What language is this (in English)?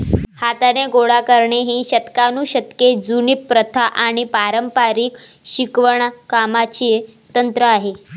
Marathi